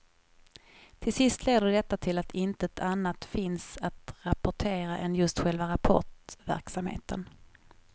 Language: Swedish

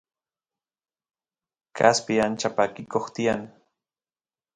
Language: Santiago del Estero Quichua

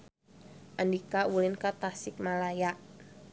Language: Sundanese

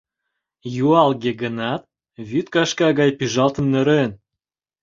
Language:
Mari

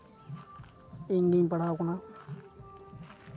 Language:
Santali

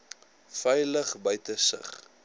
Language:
Afrikaans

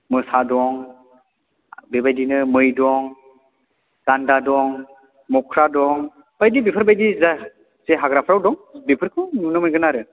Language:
Bodo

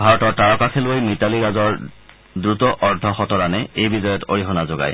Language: Assamese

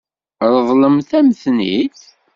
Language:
Kabyle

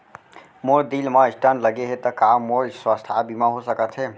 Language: Chhattisgarhi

